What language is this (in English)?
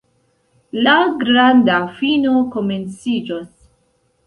Esperanto